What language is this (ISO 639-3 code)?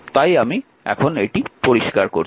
ben